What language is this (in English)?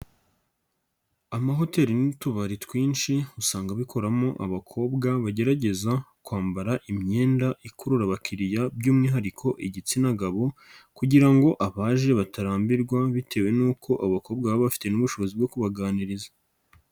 Kinyarwanda